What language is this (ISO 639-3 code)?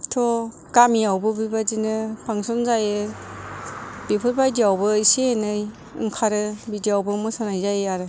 brx